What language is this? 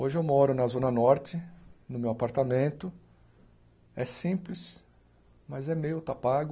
Portuguese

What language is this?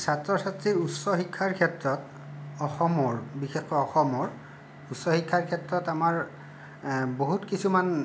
Assamese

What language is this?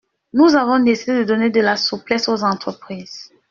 French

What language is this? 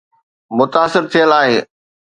Sindhi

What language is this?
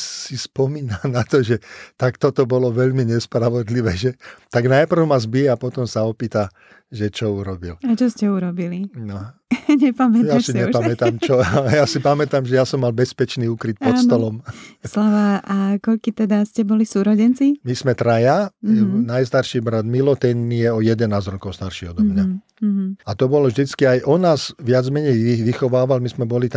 Slovak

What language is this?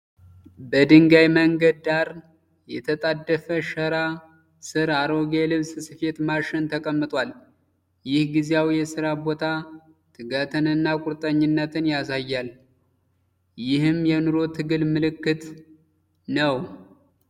Amharic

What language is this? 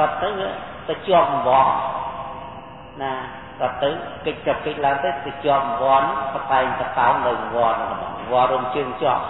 Thai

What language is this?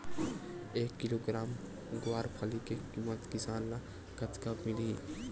Chhattisgarhi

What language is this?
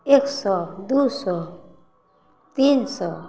Maithili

